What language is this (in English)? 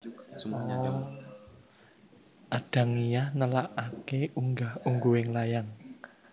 Javanese